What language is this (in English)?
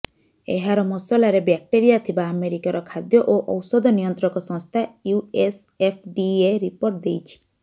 Odia